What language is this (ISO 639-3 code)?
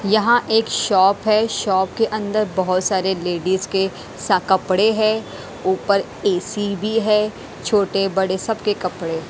hin